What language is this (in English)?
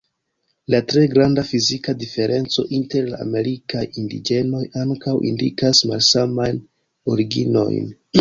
Esperanto